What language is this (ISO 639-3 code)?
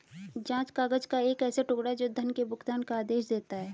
hin